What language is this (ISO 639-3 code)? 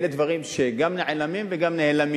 heb